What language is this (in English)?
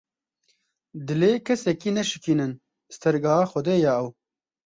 Kurdish